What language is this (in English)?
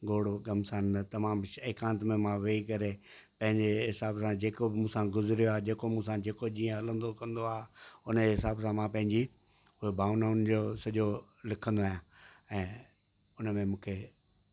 Sindhi